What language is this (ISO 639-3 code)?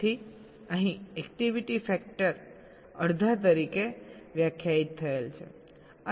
guj